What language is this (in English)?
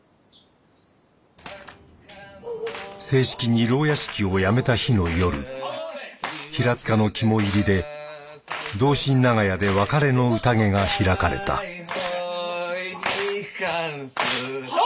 Japanese